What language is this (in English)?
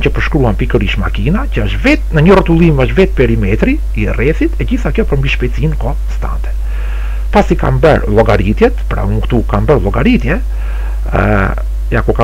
Romanian